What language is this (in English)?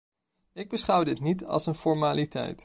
Dutch